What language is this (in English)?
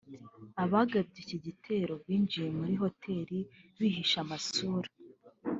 Kinyarwanda